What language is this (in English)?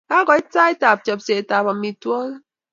Kalenjin